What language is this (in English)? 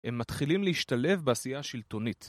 Hebrew